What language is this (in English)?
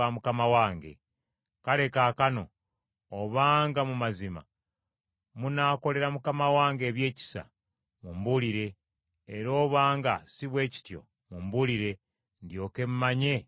Ganda